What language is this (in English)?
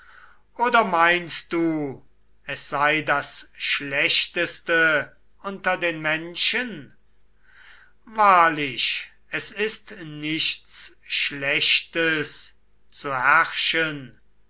German